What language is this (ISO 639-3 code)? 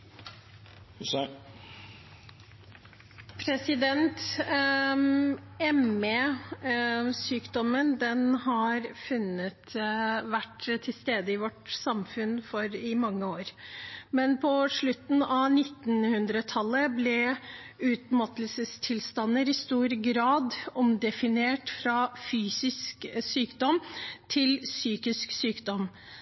nob